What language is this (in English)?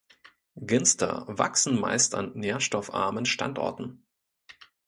German